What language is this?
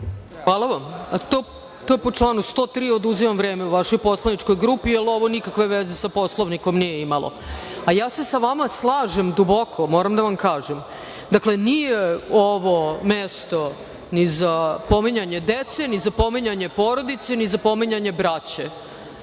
Serbian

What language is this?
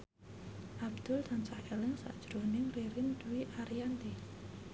Javanese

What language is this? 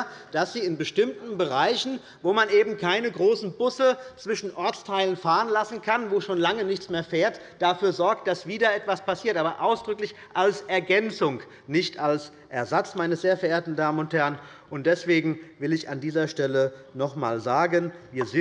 German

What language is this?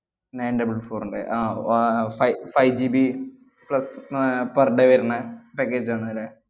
Malayalam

